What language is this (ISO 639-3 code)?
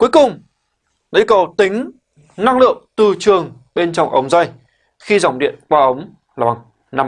vie